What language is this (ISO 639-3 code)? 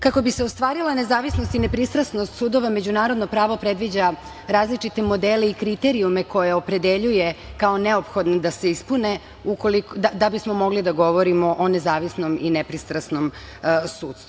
srp